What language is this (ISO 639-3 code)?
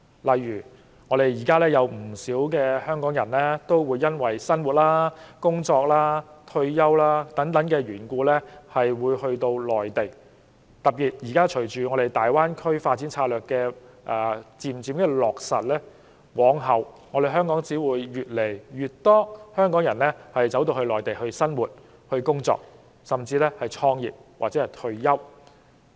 yue